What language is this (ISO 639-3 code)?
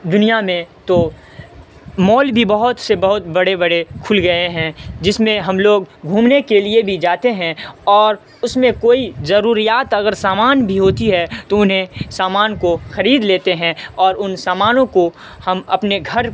urd